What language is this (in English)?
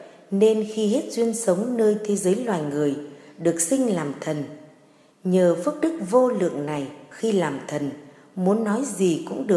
Vietnamese